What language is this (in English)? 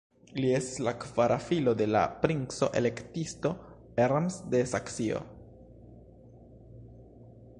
Esperanto